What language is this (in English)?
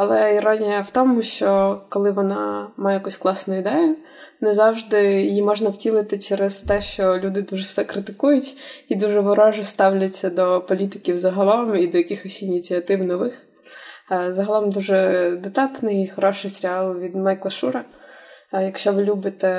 Ukrainian